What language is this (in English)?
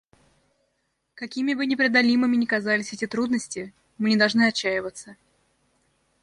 Russian